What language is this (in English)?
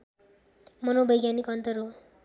Nepali